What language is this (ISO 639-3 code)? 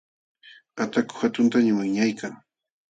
qxw